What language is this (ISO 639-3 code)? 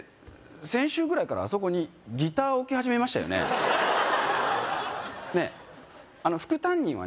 jpn